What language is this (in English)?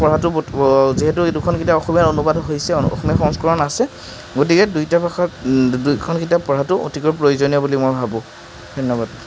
Assamese